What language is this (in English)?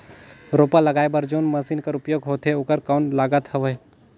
Chhattisgarhi